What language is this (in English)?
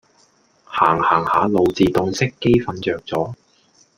Cantonese